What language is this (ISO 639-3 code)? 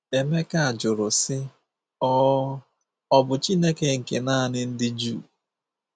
ibo